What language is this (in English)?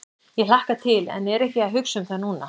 Icelandic